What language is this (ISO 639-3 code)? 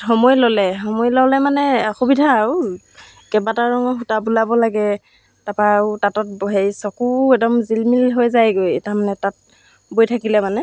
asm